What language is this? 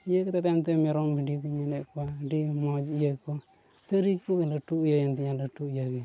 Santali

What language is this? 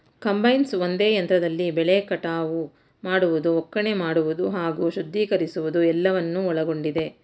Kannada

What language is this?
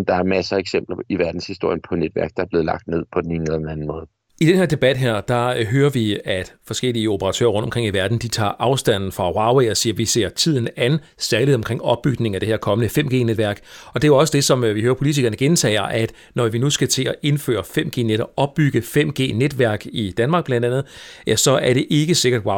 Danish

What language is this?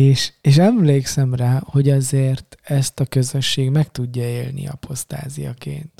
Hungarian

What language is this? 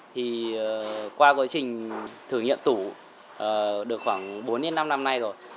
Vietnamese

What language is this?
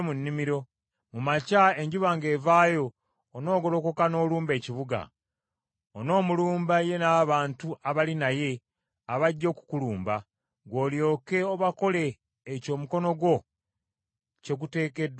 Ganda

